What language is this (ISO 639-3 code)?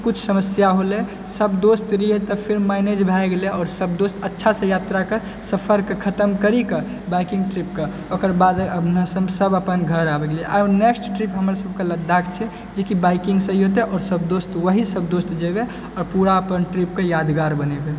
mai